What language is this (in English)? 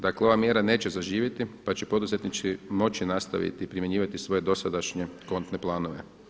Croatian